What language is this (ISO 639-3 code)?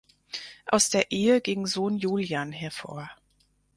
deu